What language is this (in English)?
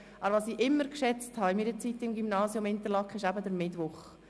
Swiss German